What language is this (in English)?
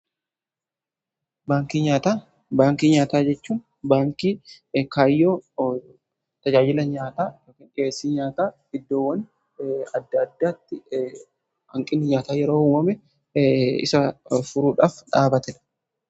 Oromo